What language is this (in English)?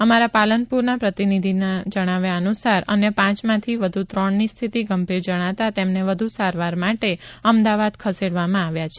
Gujarati